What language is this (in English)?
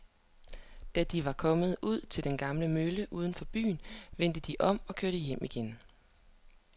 Danish